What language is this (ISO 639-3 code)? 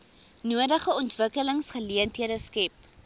afr